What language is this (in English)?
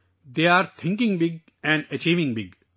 Urdu